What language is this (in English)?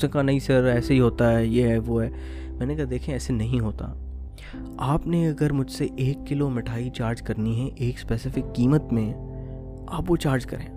Urdu